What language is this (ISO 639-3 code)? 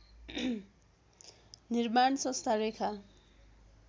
nep